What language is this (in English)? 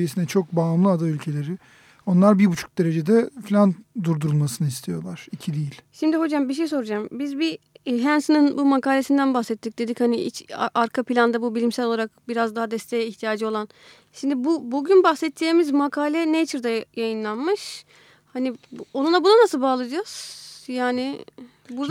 Turkish